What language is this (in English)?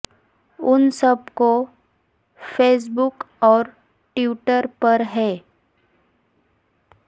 Urdu